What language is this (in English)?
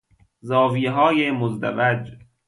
Persian